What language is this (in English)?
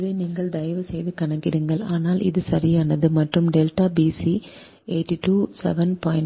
Tamil